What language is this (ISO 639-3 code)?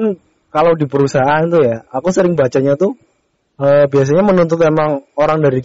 ind